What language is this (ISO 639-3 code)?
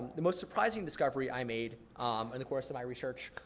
eng